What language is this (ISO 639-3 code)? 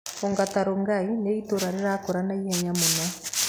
kik